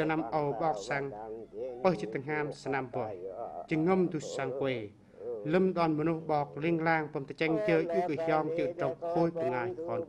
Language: Vietnamese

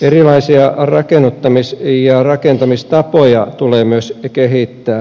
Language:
Finnish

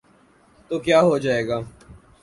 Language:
Urdu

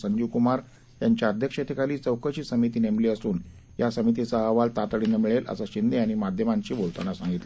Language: Marathi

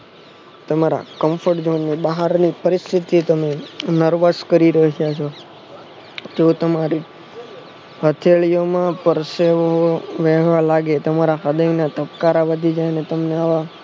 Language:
Gujarati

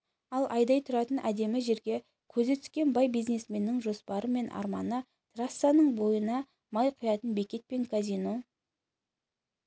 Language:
Kazakh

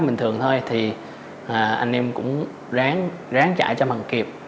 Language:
Vietnamese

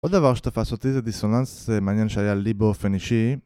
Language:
Hebrew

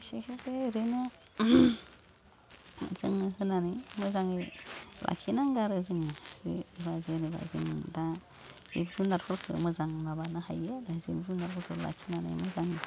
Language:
Bodo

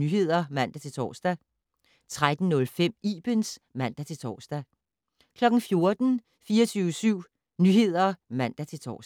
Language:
Danish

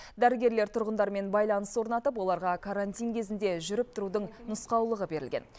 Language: Kazakh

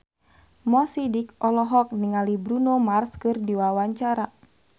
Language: Sundanese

